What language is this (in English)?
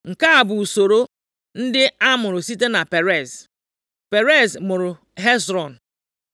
Igbo